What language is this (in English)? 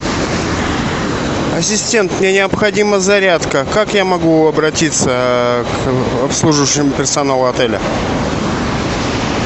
Russian